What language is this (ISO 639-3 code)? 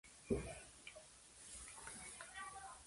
spa